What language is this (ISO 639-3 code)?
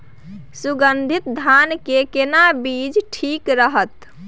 mai